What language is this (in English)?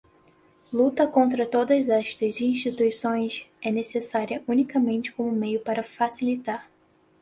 Portuguese